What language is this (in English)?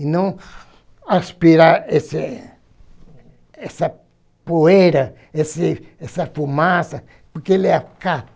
Portuguese